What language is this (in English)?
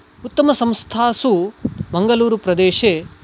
Sanskrit